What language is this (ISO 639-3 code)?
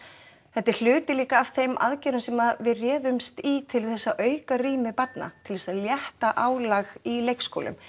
isl